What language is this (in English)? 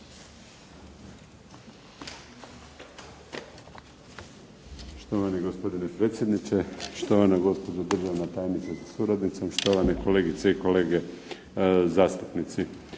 Croatian